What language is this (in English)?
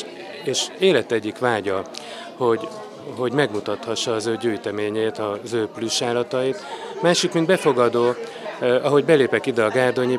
Hungarian